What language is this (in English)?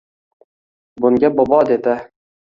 Uzbek